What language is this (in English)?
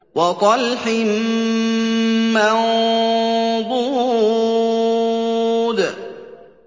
Arabic